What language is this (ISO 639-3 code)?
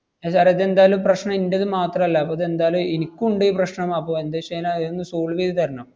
mal